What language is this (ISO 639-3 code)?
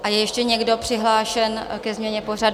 ces